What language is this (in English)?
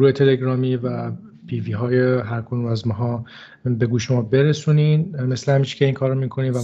Persian